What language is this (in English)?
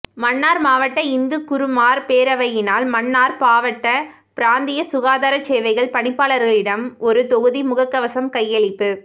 Tamil